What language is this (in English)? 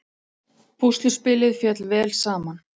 Icelandic